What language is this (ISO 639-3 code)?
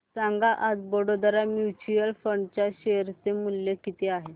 mar